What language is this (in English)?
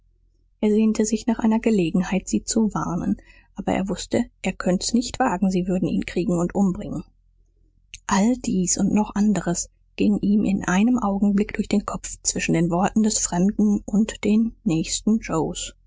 German